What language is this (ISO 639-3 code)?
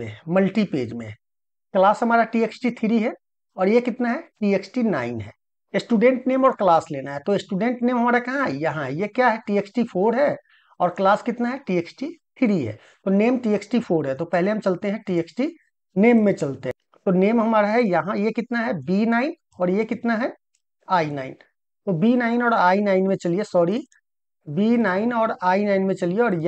hin